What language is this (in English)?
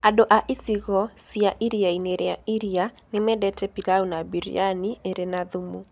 Kikuyu